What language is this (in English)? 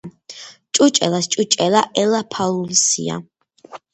Georgian